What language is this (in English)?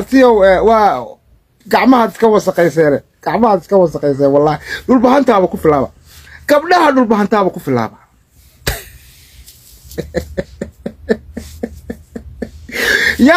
Arabic